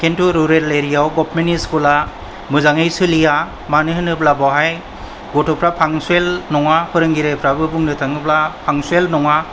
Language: Bodo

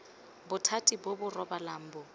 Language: Tswana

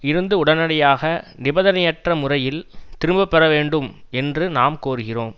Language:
Tamil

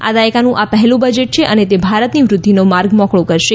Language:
Gujarati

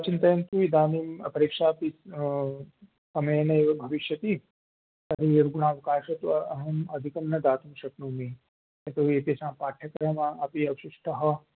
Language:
Sanskrit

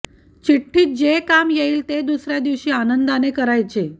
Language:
Marathi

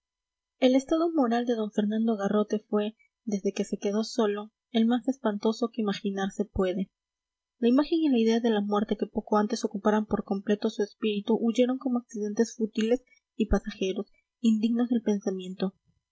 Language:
Spanish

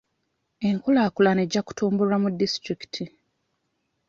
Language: Ganda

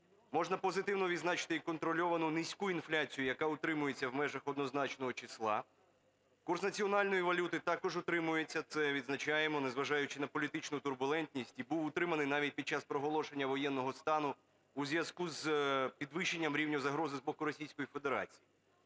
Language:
Ukrainian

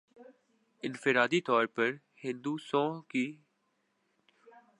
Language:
Urdu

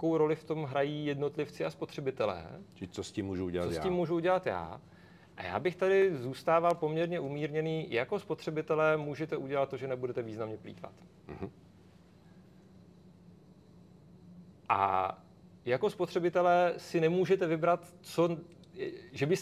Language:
Czech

